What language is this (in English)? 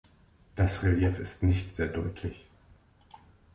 German